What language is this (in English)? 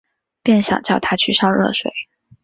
Chinese